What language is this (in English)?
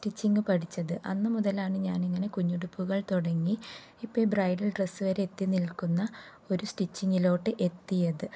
Malayalam